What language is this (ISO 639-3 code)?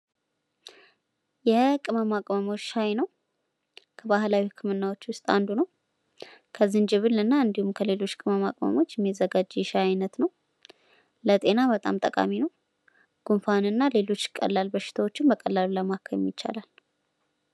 amh